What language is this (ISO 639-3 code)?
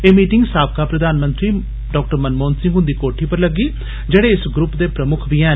doi